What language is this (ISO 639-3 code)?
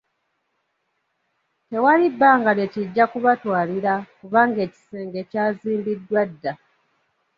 lug